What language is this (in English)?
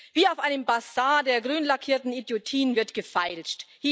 German